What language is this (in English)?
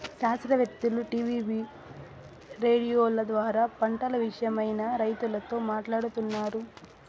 Telugu